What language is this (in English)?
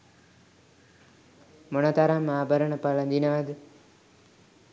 Sinhala